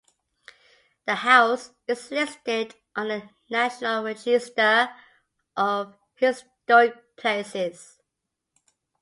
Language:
English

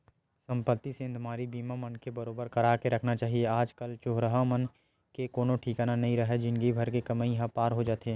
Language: Chhattisgarhi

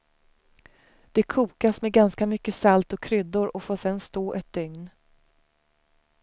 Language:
Swedish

